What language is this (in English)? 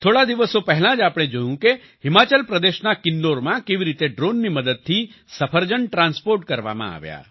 Gujarati